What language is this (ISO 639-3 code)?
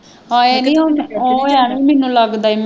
pan